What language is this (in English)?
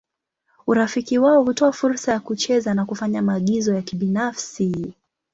Swahili